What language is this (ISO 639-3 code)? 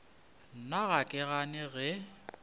nso